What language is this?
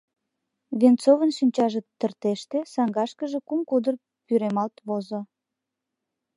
Mari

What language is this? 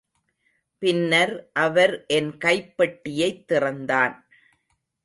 Tamil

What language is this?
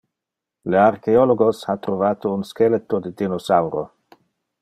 Interlingua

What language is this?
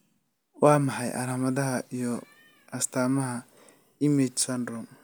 Somali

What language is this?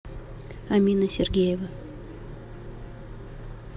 Russian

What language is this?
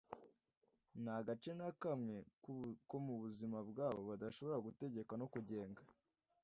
Kinyarwanda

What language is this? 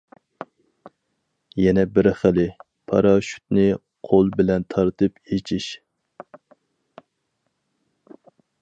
Uyghur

